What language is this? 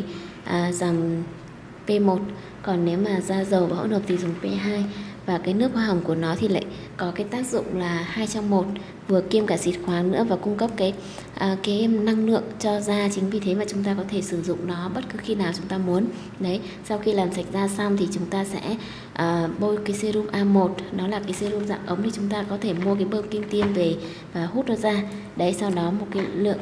Vietnamese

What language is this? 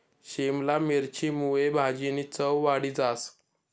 Marathi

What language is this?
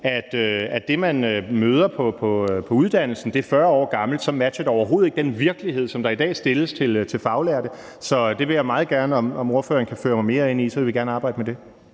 Danish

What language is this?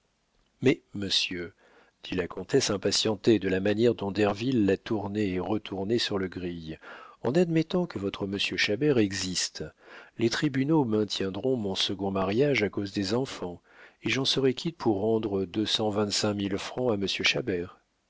French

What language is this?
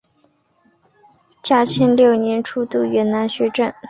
Chinese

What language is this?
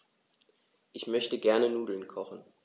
German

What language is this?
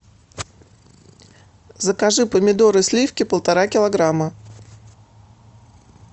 Russian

